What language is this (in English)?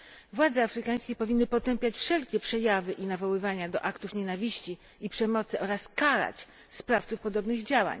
Polish